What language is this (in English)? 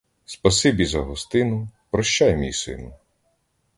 Ukrainian